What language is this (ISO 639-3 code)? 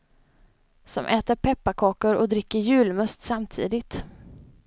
swe